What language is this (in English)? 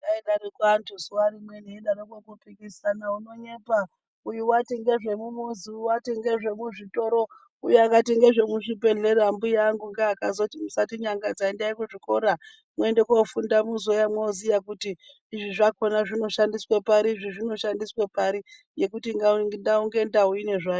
Ndau